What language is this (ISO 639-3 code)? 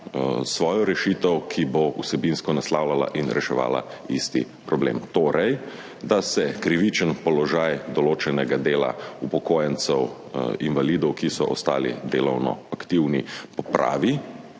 slv